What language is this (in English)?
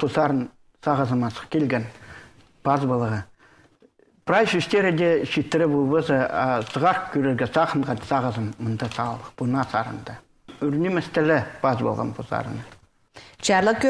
Russian